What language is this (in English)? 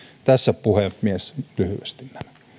Finnish